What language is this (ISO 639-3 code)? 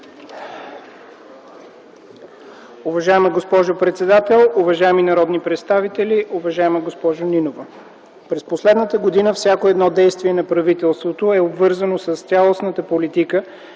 bul